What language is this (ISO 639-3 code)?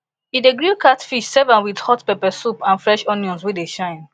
pcm